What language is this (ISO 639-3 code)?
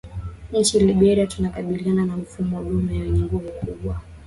swa